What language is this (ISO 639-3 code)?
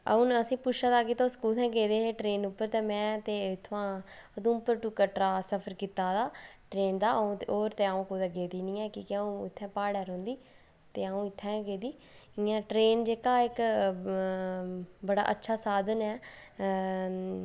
doi